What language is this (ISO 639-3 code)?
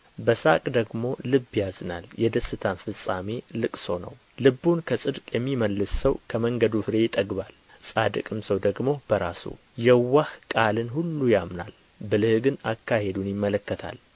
amh